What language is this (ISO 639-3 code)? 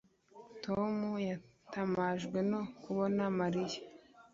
kin